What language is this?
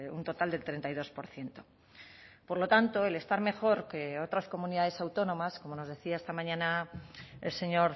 Spanish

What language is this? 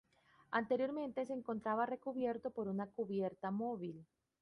Spanish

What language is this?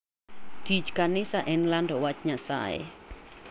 Luo (Kenya and Tanzania)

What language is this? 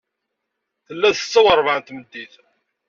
Kabyle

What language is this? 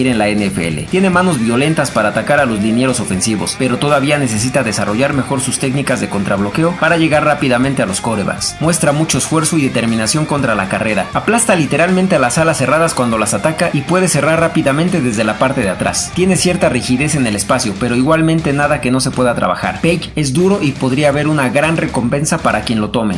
Spanish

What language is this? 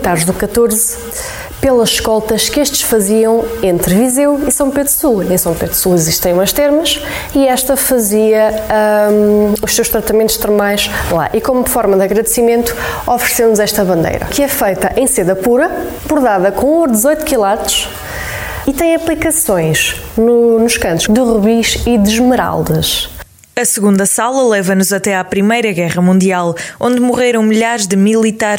Portuguese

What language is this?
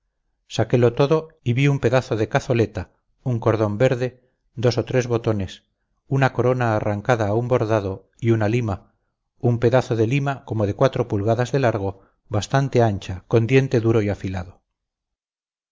Spanish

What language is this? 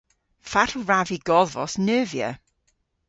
Cornish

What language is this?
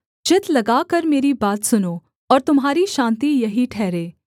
Hindi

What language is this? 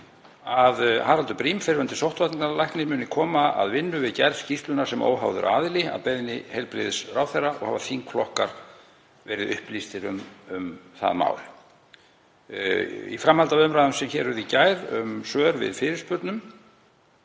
Icelandic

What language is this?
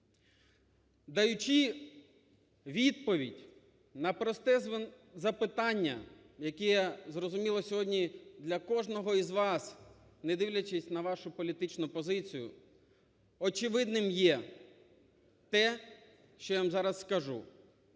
Ukrainian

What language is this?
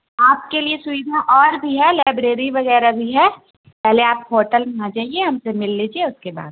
Urdu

